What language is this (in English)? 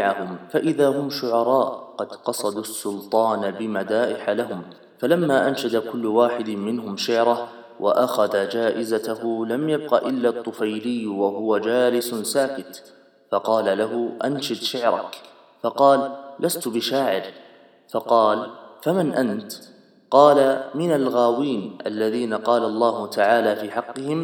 Arabic